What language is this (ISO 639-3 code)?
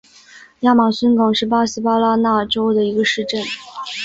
zho